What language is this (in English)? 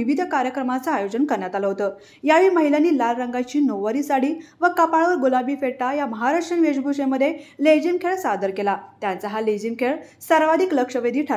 Marathi